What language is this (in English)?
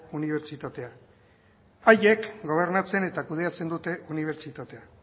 Basque